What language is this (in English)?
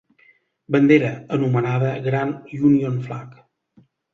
Catalan